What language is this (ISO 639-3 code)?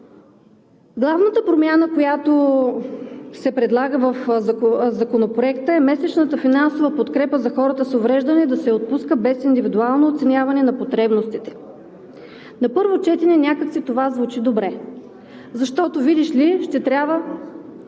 bul